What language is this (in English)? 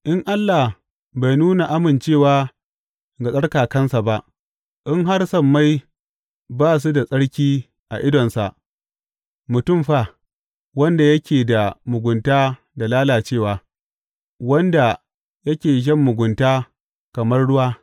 Hausa